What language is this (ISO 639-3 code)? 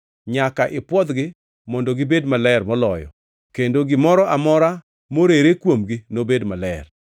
luo